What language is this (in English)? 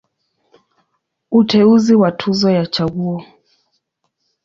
Swahili